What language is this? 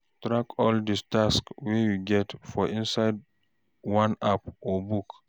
Nigerian Pidgin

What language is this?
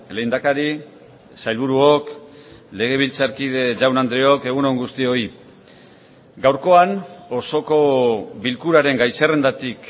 Basque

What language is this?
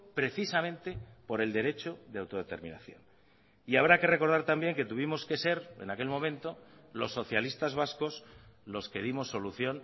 Spanish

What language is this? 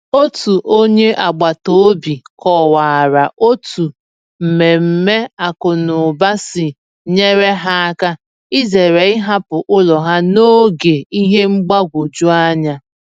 Igbo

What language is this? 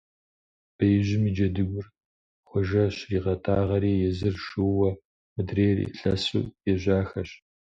Kabardian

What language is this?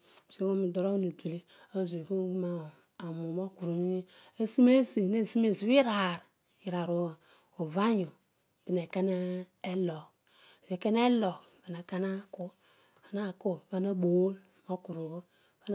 Odual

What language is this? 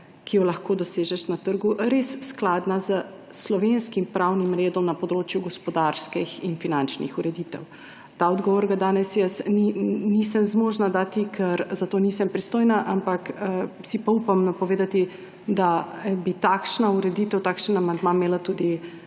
Slovenian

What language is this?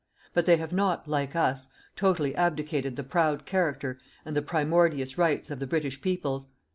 English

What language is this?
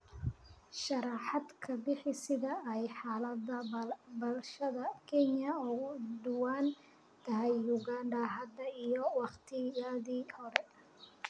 Somali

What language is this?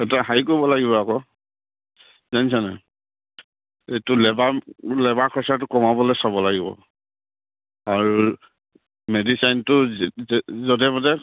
Assamese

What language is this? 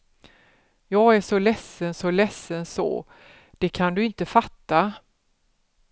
Swedish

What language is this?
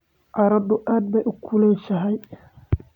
Somali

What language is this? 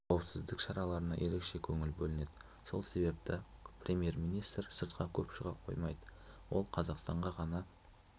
Kazakh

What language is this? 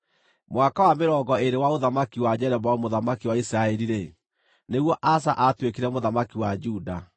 Kikuyu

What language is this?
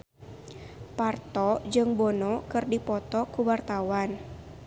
Sundanese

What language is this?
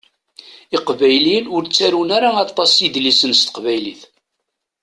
Kabyle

